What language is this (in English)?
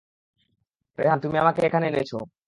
Bangla